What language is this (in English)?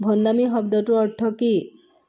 Assamese